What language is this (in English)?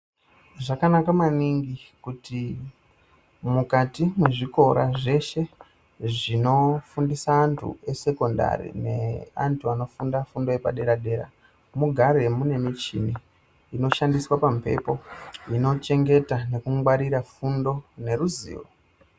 Ndau